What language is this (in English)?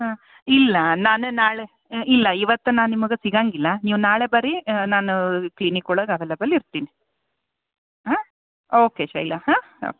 Kannada